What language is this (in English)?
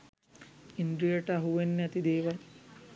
Sinhala